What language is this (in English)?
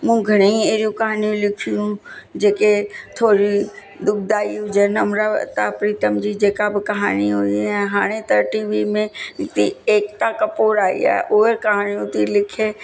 Sindhi